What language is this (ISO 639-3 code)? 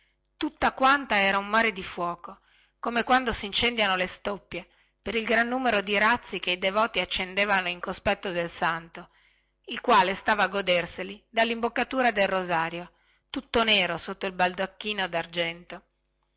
ita